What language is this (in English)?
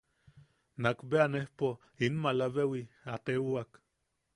Yaqui